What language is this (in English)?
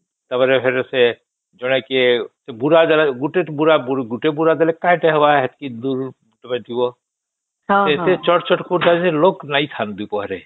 Odia